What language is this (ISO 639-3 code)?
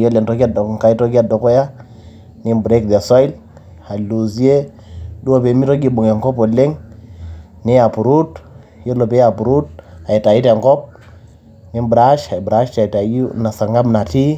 mas